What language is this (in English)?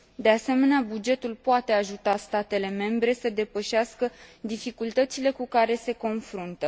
Romanian